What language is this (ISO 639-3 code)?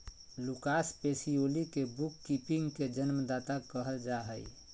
mag